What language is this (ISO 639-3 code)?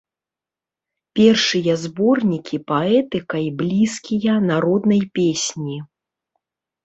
bel